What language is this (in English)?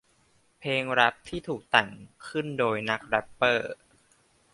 Thai